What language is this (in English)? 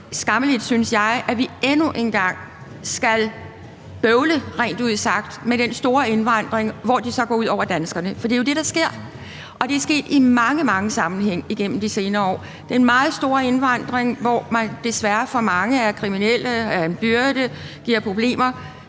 Danish